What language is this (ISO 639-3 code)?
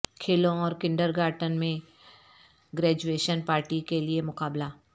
urd